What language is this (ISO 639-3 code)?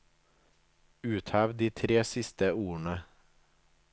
nor